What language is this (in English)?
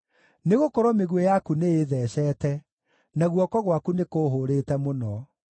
Kikuyu